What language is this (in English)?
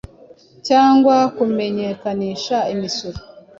Kinyarwanda